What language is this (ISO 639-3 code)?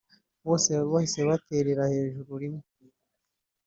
kin